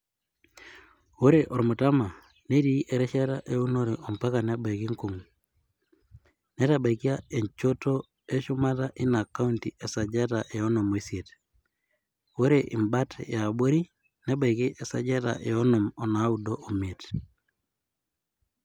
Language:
Masai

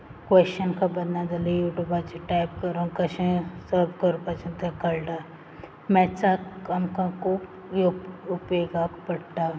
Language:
Konkani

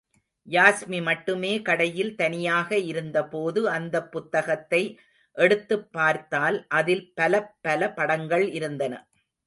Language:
Tamil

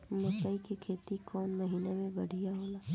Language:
Bhojpuri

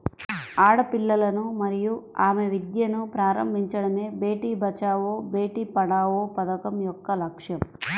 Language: Telugu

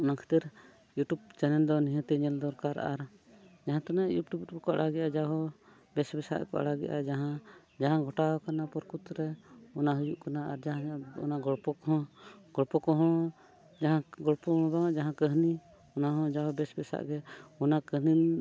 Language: Santali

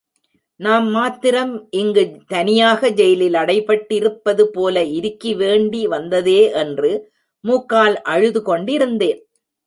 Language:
Tamil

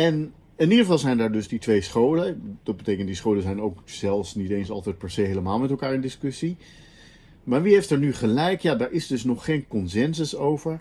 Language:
Dutch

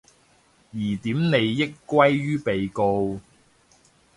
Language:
Cantonese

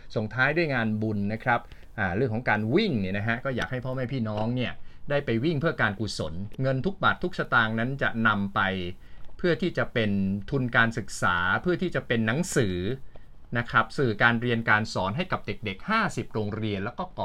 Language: Thai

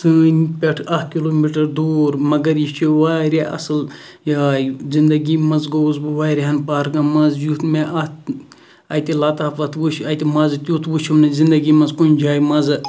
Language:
Kashmiri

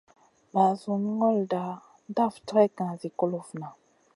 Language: Masana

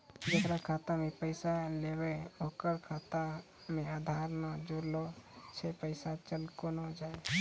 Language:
Maithili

